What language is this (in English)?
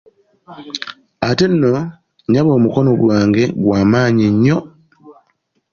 Ganda